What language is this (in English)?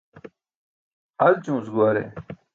Burushaski